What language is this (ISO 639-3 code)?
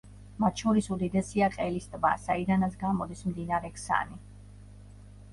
kat